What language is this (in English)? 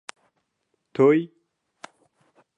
Central Kurdish